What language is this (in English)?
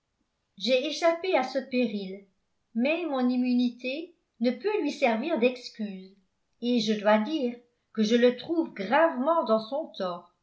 French